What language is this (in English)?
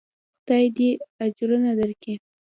Pashto